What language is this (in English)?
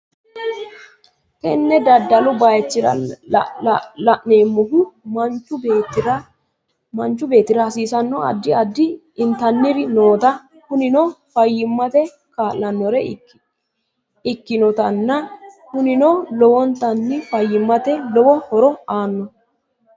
Sidamo